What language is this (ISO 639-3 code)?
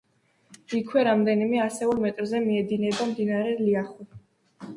kat